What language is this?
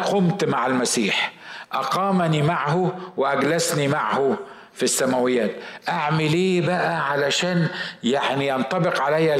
Arabic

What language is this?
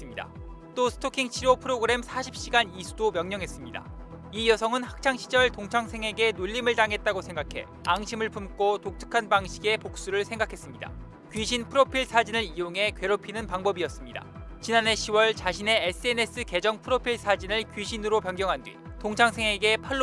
Korean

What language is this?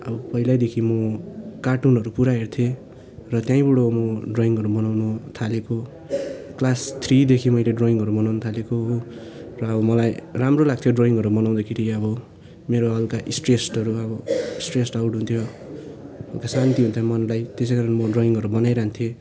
Nepali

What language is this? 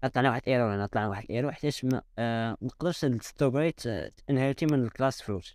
Arabic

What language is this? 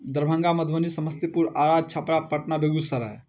Maithili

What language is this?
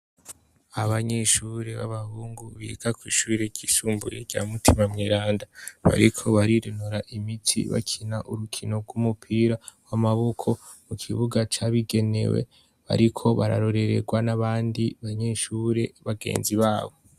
Rundi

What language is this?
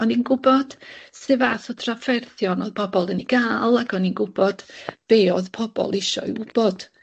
Welsh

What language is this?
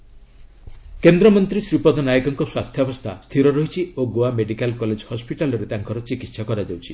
Odia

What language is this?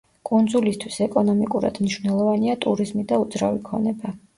Georgian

